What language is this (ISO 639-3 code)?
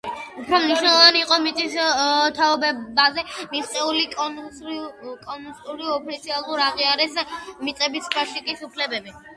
kat